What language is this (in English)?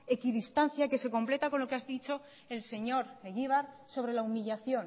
Spanish